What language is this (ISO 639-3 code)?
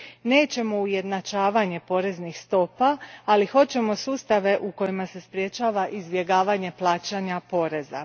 hrv